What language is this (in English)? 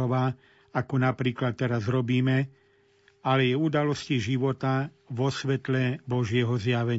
Slovak